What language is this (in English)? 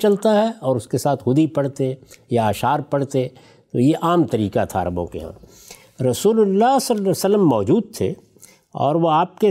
Urdu